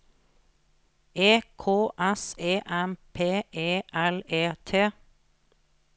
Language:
Norwegian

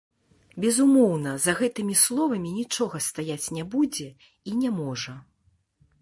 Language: Belarusian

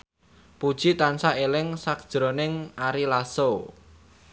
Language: Javanese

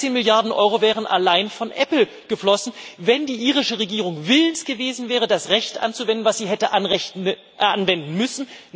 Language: German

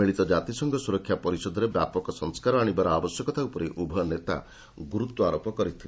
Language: Odia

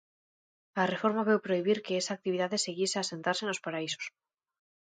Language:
Galician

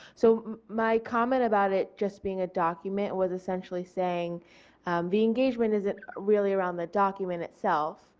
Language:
English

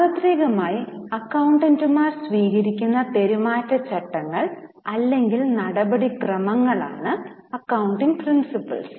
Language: Malayalam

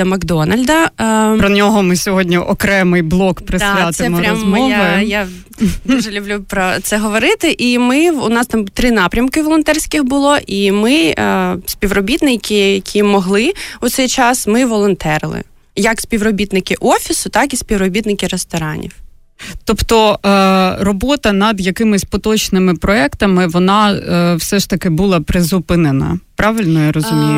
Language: Ukrainian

